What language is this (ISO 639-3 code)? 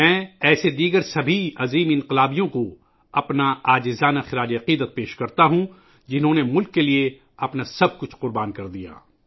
urd